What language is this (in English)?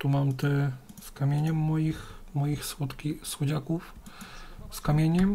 Polish